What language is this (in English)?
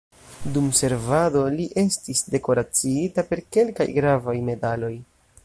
Esperanto